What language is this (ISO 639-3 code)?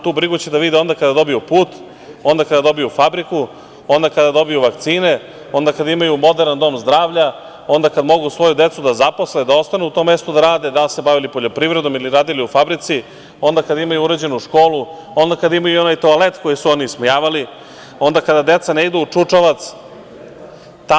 srp